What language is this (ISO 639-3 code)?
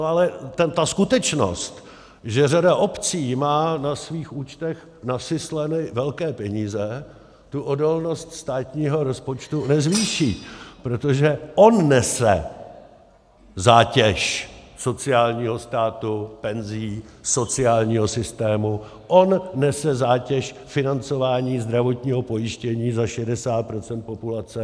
ces